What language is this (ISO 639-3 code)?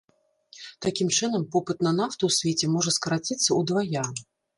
bel